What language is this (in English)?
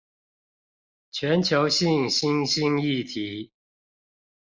Chinese